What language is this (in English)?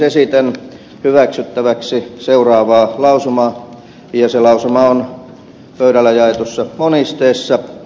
Finnish